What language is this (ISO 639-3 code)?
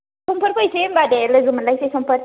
brx